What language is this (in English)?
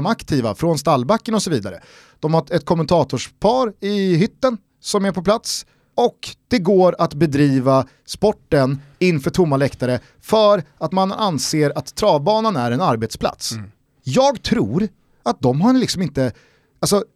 Swedish